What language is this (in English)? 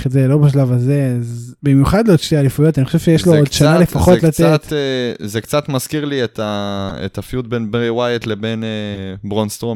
Hebrew